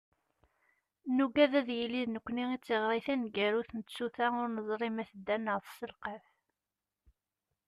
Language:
Kabyle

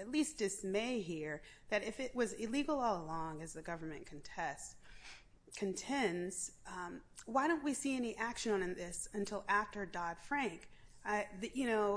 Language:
English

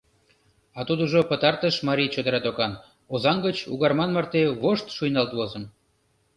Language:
Mari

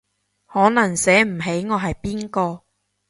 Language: Cantonese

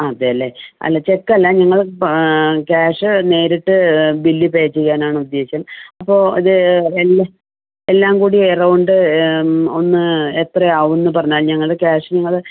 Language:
Malayalam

